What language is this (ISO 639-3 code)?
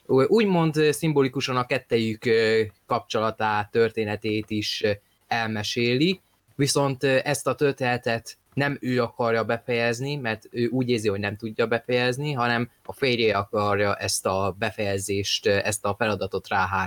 hun